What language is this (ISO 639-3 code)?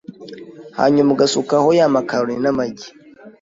kin